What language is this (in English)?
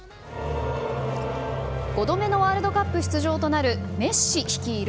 Japanese